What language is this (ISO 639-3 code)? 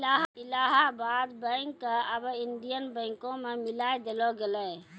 mai